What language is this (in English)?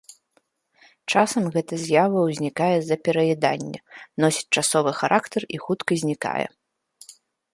Belarusian